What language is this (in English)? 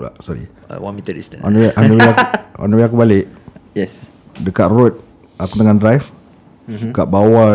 Malay